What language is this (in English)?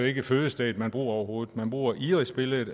Danish